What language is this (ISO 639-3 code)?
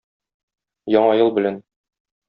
tat